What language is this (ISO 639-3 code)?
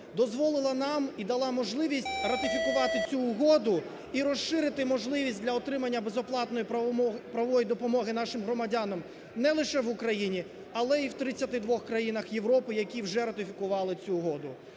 ukr